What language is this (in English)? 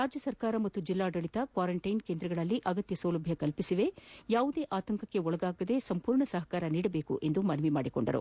Kannada